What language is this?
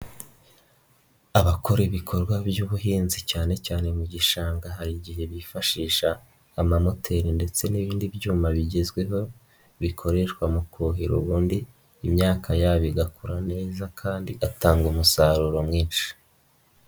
Kinyarwanda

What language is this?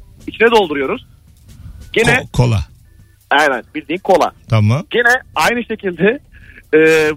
Turkish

